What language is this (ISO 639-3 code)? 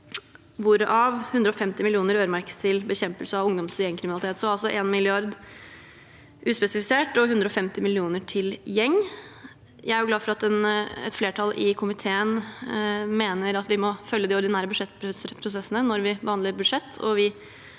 nor